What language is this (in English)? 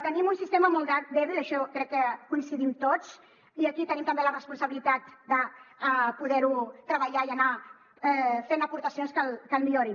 Catalan